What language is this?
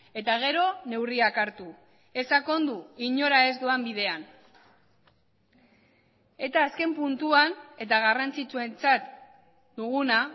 Basque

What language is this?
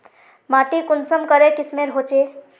Magahi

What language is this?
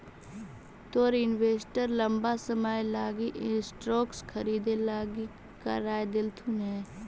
Magahi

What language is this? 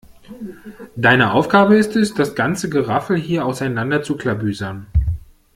German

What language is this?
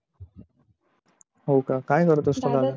Marathi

